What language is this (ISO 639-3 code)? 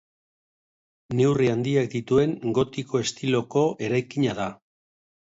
eus